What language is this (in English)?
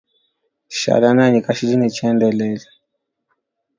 Luba-Lulua